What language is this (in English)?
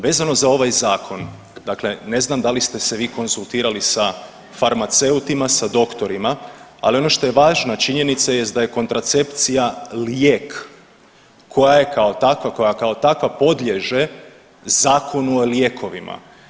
Croatian